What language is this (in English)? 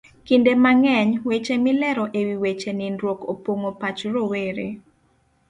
Luo (Kenya and Tanzania)